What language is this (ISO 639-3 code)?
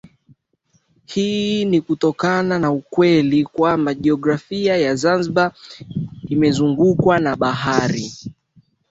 swa